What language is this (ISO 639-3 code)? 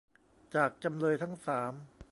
tha